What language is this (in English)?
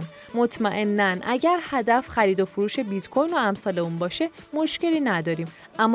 Persian